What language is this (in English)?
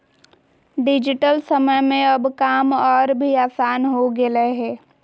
Magahi